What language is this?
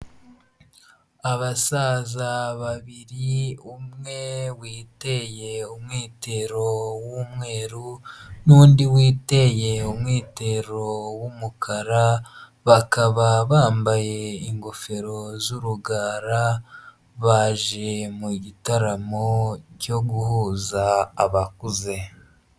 Kinyarwanda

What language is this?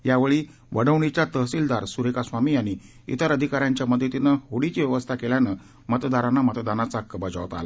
Marathi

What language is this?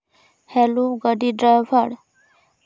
Santali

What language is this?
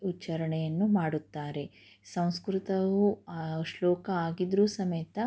Kannada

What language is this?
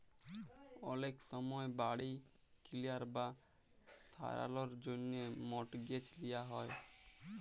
Bangla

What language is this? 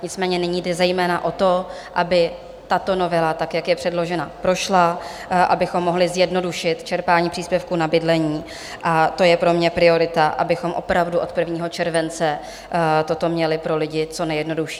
Czech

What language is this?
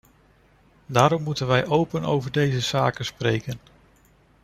Dutch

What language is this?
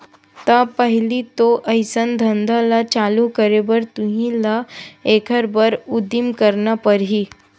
Chhattisgarhi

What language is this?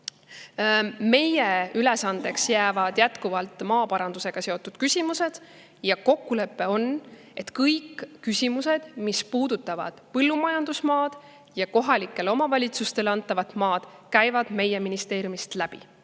Estonian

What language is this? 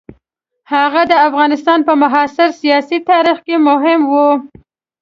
Pashto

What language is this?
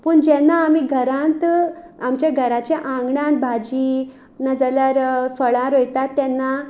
Konkani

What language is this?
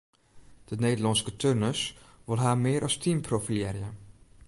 Western Frisian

